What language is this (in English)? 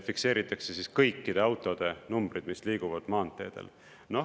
Estonian